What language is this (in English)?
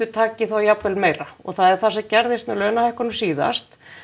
Icelandic